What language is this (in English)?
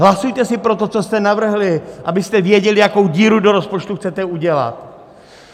Czech